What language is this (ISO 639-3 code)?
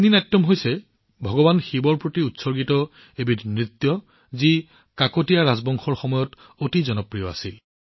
asm